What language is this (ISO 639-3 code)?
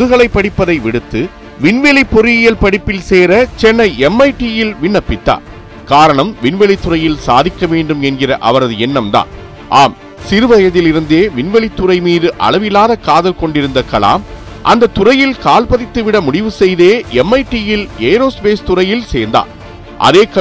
tam